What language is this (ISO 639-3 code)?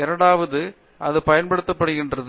tam